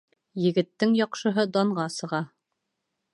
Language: Bashkir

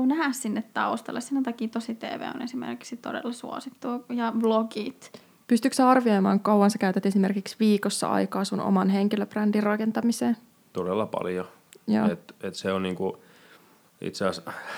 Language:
Finnish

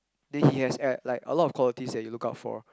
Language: English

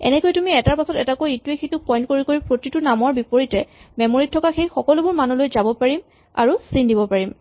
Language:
Assamese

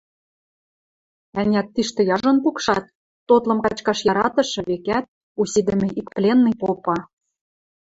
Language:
Western Mari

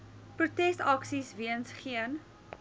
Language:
Afrikaans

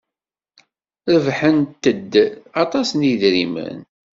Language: Kabyle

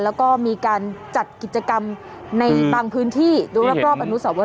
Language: Thai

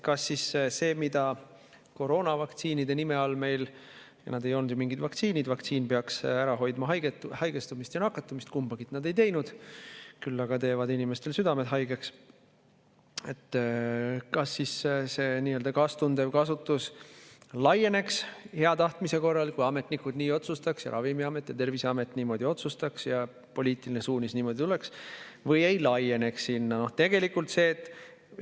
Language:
Estonian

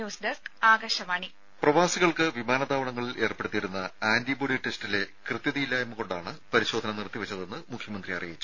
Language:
Malayalam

